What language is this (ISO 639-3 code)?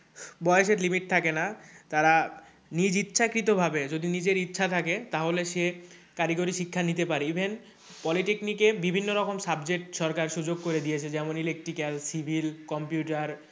ben